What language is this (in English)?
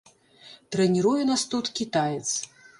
Belarusian